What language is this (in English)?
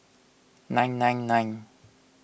English